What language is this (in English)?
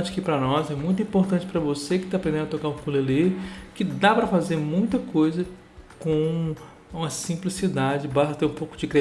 Portuguese